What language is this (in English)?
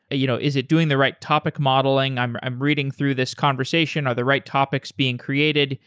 English